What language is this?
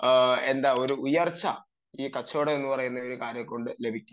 Malayalam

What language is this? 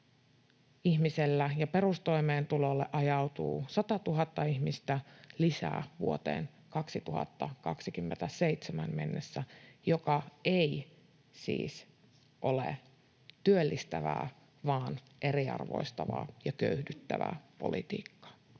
Finnish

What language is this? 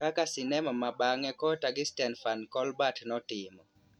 Luo (Kenya and Tanzania)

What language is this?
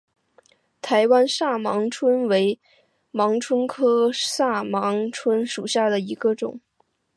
Chinese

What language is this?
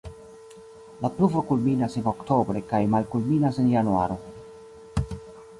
Esperanto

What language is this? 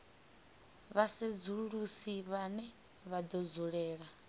Venda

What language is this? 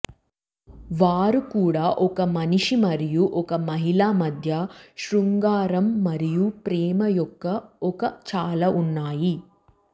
Telugu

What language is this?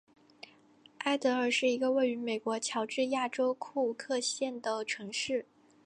Chinese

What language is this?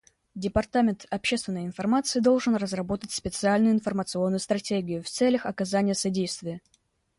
Russian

